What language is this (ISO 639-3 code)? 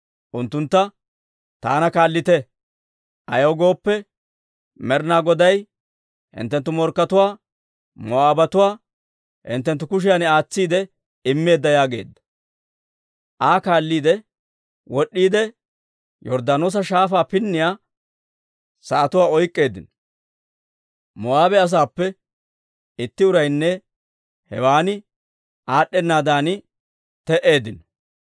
dwr